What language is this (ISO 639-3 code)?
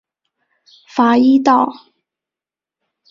zho